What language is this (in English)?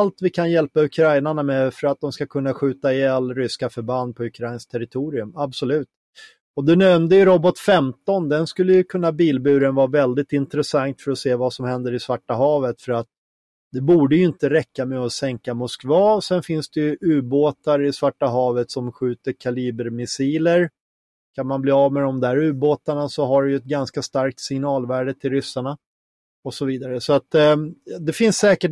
Swedish